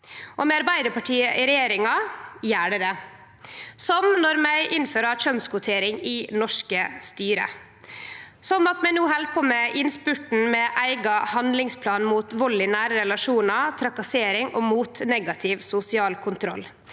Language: Norwegian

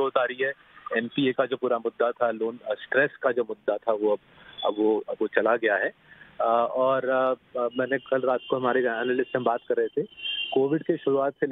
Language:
Hindi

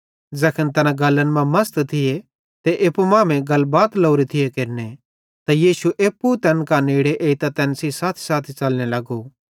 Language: Bhadrawahi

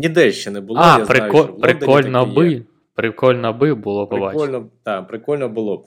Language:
Ukrainian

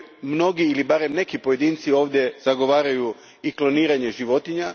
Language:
Croatian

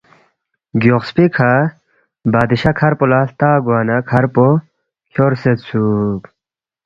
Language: Balti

